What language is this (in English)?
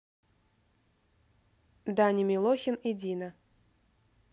Russian